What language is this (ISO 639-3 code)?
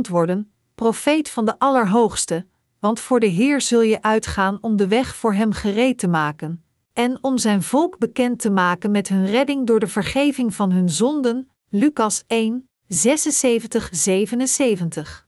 nld